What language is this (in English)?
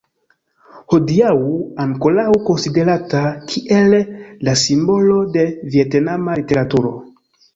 Esperanto